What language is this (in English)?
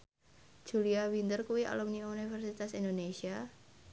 Javanese